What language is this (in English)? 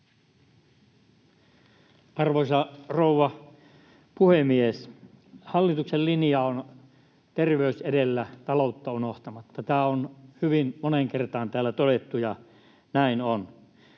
Finnish